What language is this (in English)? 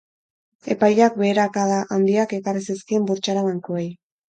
Basque